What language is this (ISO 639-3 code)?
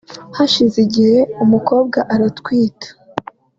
kin